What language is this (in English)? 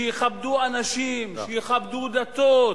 Hebrew